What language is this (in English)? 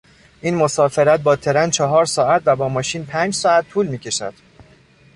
Persian